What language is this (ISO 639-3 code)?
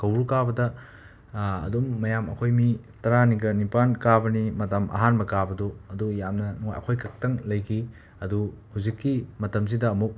mni